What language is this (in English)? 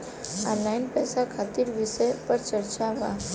Bhojpuri